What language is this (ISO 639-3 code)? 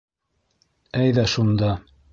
bak